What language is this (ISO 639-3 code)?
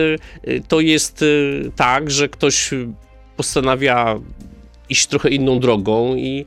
pol